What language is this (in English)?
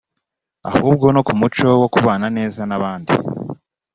Kinyarwanda